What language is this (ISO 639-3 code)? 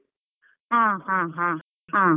kan